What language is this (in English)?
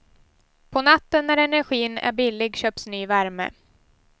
Swedish